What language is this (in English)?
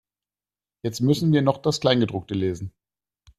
German